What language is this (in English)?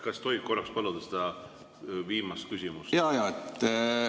Estonian